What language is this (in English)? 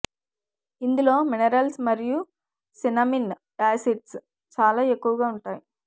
Telugu